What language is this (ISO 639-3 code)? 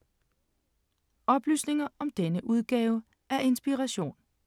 dan